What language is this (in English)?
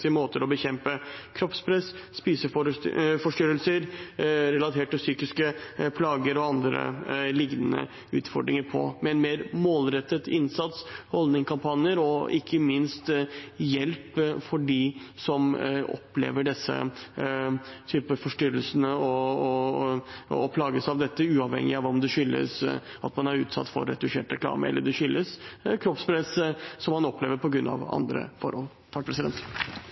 Norwegian Bokmål